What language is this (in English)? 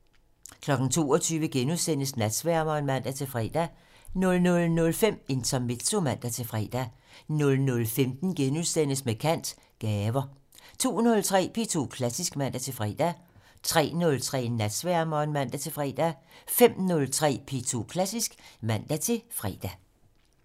Danish